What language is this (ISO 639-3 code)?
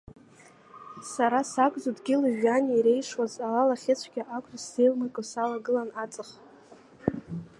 abk